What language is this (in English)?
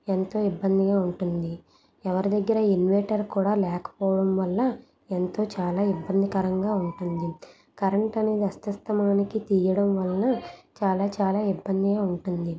Telugu